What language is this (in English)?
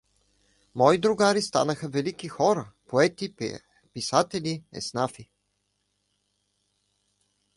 Bulgarian